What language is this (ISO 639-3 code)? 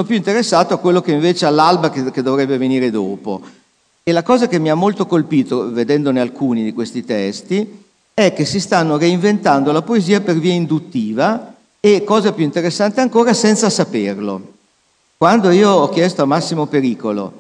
ita